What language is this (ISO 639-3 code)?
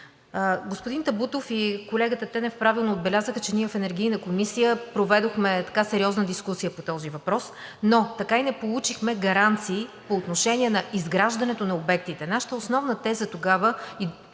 bul